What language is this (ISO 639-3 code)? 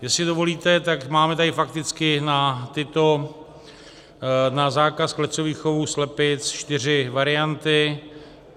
ces